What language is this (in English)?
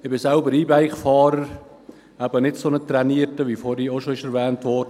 Swiss German